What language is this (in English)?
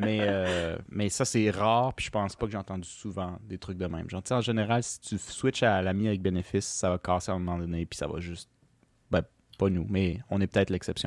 French